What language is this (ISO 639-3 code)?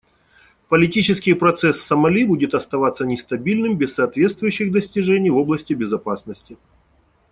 rus